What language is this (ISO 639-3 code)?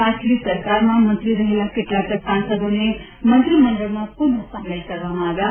guj